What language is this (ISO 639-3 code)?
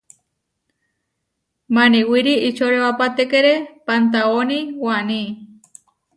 var